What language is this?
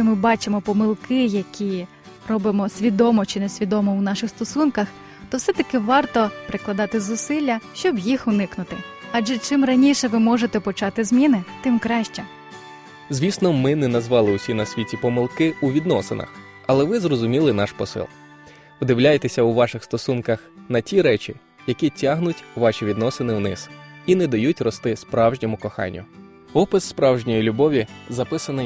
Ukrainian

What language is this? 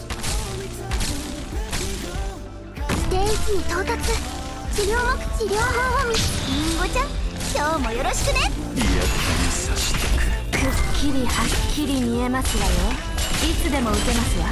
Japanese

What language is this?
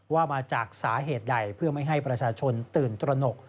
Thai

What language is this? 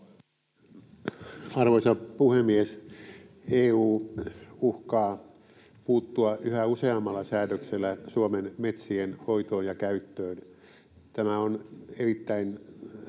Finnish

